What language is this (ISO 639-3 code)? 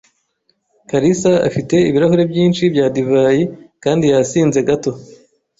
kin